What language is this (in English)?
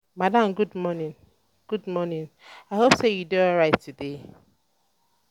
Nigerian Pidgin